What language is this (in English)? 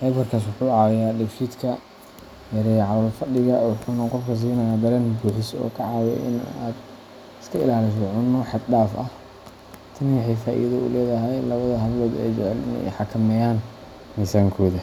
Somali